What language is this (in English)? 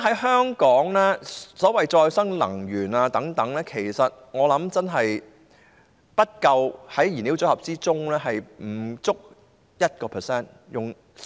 Cantonese